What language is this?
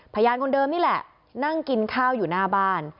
Thai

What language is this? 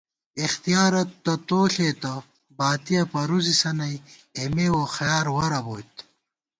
Gawar-Bati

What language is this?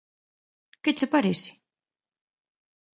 Galician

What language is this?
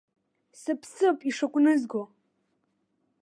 Abkhazian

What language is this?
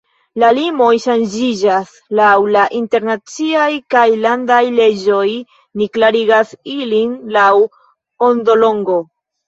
Esperanto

